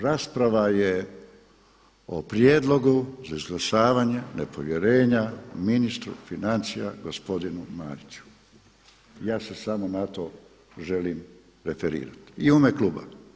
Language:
Croatian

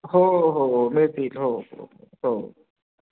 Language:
Marathi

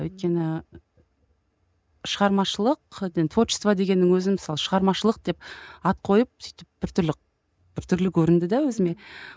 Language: Kazakh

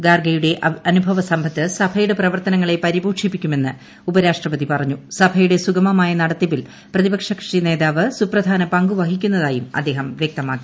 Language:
Malayalam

